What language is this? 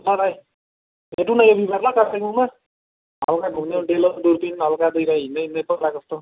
Nepali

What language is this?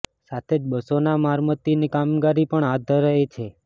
Gujarati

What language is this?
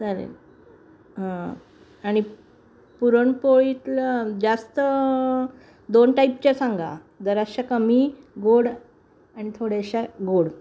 Marathi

